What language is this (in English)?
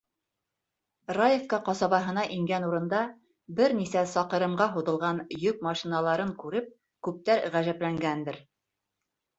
Bashkir